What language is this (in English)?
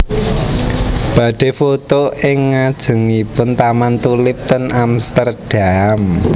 Javanese